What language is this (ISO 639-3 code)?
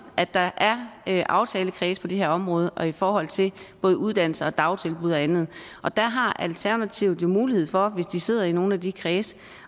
dan